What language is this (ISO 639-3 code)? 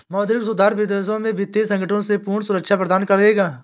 hin